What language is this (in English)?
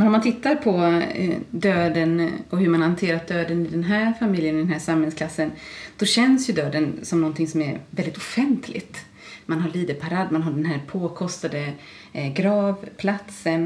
Swedish